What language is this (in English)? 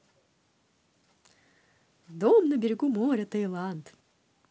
Russian